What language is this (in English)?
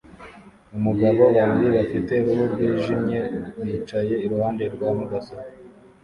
Kinyarwanda